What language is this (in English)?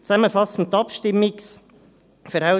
Swiss German